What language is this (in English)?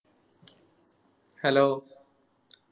Malayalam